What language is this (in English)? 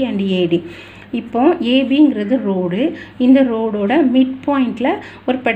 English